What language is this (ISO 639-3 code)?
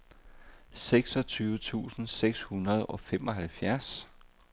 dan